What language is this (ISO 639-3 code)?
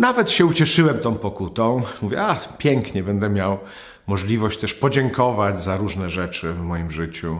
pol